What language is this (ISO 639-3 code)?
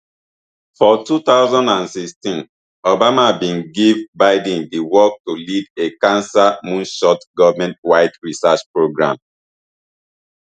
pcm